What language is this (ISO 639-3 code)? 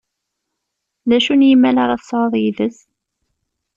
kab